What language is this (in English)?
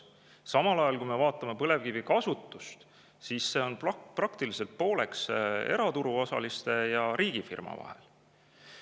Estonian